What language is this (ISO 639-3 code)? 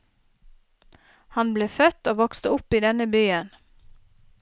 nor